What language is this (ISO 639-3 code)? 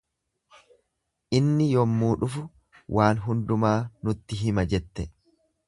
orm